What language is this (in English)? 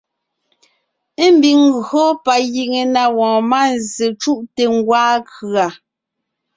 Ngiemboon